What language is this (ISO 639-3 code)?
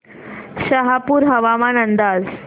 mar